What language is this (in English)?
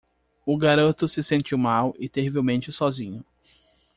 Portuguese